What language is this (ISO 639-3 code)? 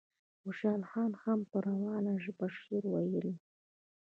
pus